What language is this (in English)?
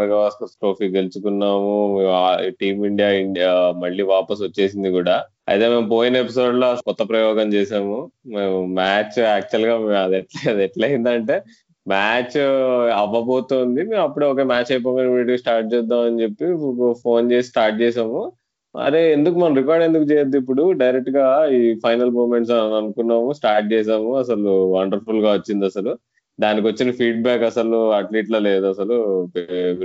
Telugu